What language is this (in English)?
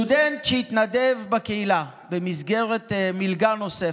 Hebrew